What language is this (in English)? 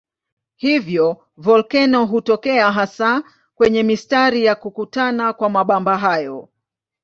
Swahili